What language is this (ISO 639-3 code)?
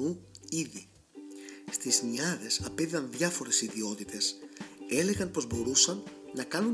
ell